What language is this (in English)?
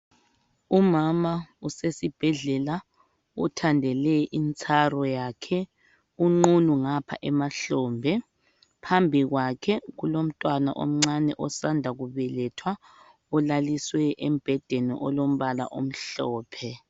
North Ndebele